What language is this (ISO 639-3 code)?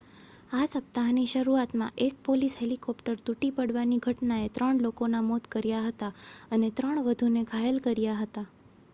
guj